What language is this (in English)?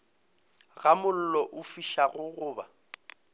Northern Sotho